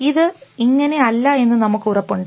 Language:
Malayalam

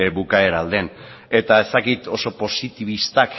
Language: Basque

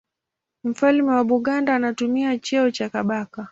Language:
Swahili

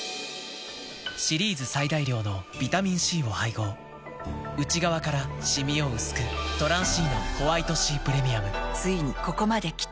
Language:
Japanese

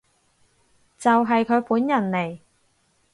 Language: Cantonese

